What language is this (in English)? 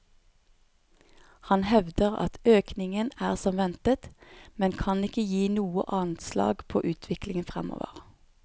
Norwegian